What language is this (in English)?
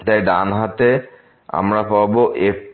Bangla